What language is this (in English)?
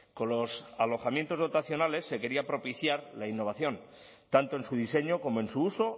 Spanish